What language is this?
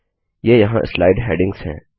Hindi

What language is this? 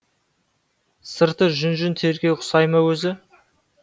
Kazakh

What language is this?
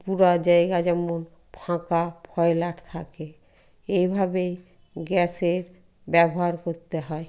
Bangla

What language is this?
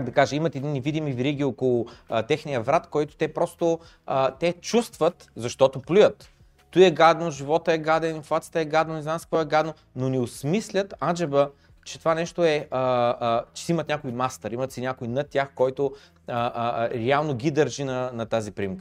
Bulgarian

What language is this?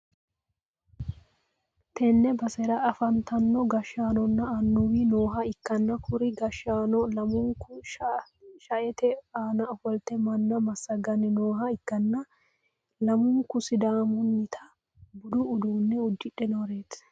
Sidamo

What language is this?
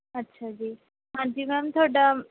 Punjabi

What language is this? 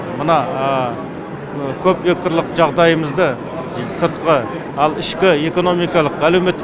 Kazakh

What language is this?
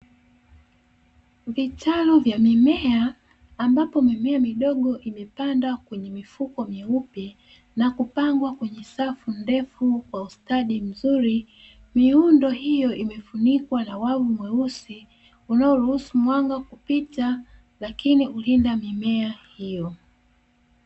Swahili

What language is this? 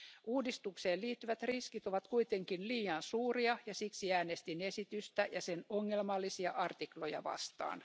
Finnish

